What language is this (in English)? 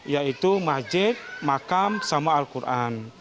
Indonesian